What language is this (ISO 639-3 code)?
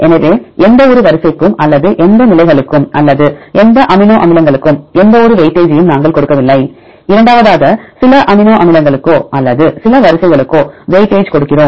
tam